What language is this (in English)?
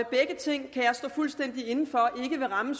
Danish